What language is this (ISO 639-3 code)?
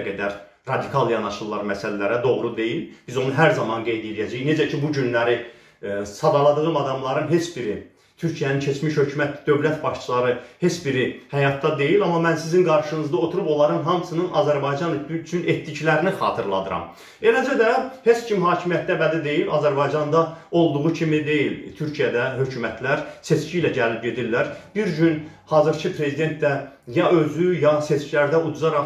tur